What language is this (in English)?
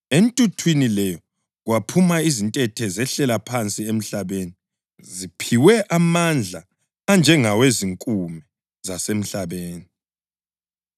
North Ndebele